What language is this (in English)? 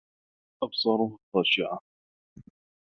Arabic